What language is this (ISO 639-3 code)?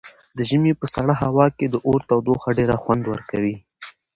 pus